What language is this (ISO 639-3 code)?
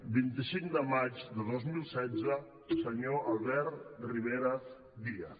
cat